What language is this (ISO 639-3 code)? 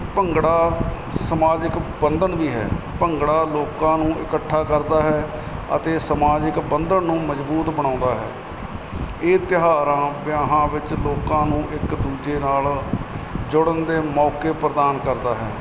pan